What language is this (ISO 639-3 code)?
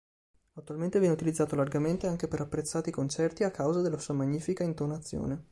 ita